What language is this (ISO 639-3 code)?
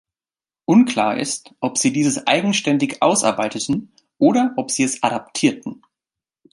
deu